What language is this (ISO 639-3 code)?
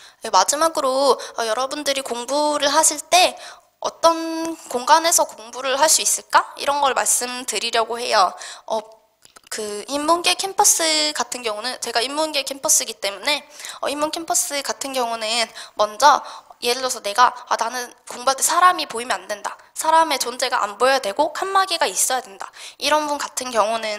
kor